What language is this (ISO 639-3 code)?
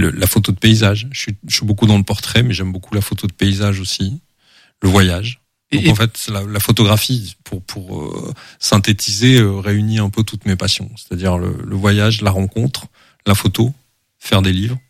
fra